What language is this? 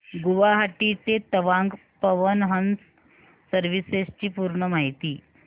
Marathi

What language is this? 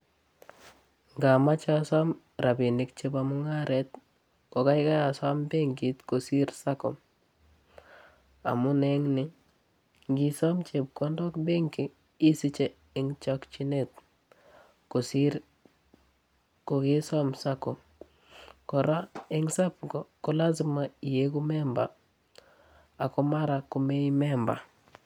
Kalenjin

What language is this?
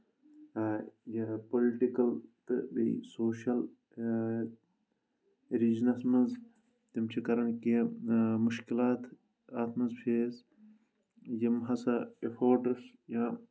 Kashmiri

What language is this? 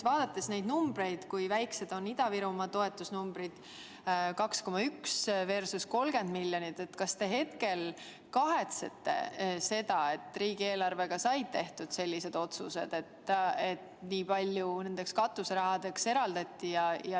Estonian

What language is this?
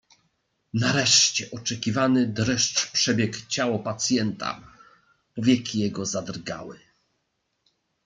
Polish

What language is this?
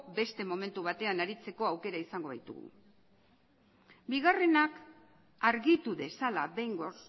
Basque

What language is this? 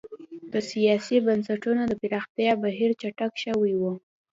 Pashto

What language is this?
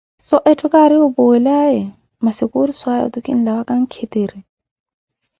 Koti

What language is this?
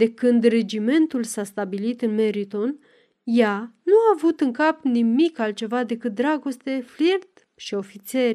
Romanian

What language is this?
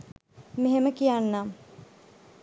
Sinhala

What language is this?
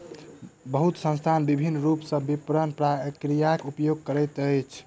Maithili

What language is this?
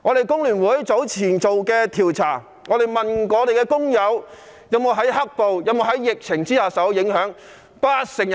Cantonese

